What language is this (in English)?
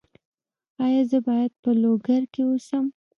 Pashto